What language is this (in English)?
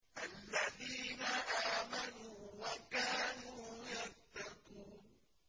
Arabic